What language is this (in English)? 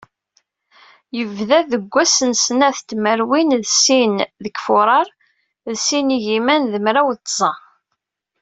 Kabyle